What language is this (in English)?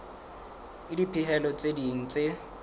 Southern Sotho